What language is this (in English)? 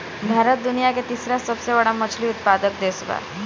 Bhojpuri